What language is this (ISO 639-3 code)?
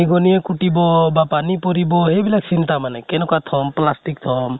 asm